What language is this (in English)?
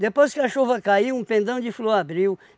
Portuguese